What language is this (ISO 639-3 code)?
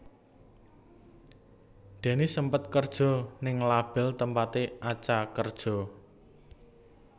jav